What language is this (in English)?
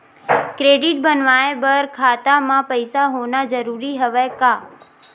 Chhattisgarhi